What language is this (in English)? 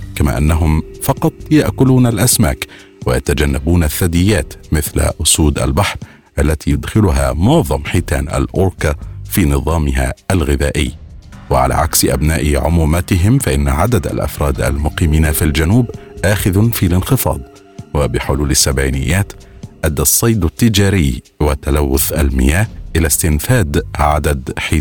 Arabic